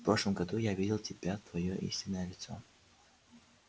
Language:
Russian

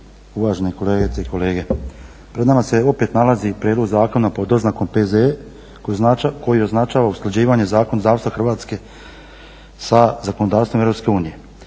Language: Croatian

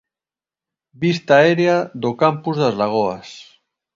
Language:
Galician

